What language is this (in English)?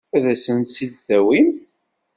Kabyle